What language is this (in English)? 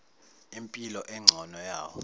Zulu